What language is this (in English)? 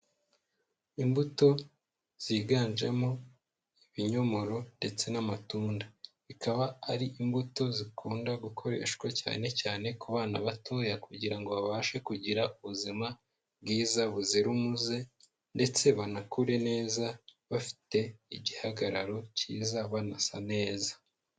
Kinyarwanda